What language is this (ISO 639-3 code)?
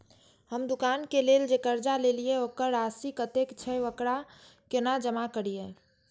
mai